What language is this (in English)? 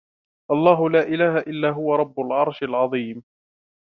Arabic